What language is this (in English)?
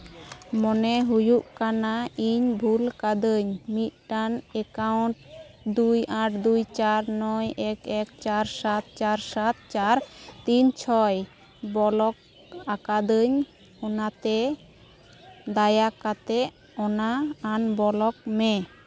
Santali